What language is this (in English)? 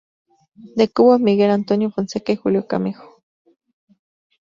Spanish